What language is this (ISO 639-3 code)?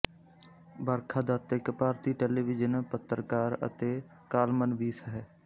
pan